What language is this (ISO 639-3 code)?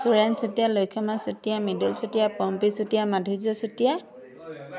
asm